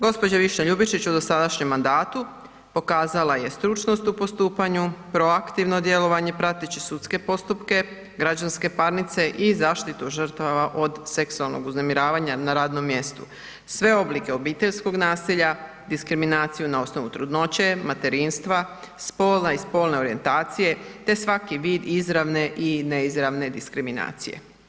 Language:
Croatian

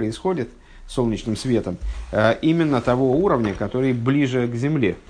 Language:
Russian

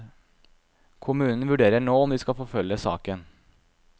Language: Norwegian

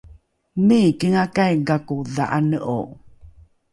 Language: Rukai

